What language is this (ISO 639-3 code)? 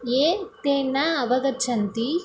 san